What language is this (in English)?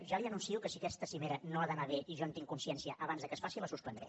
Catalan